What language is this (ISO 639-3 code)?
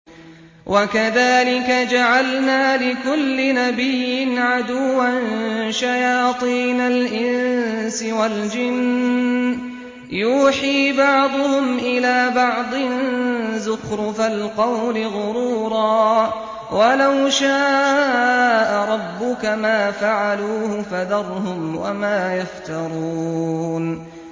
ara